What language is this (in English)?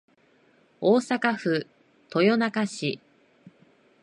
Japanese